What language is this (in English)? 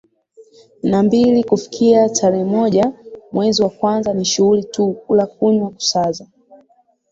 Swahili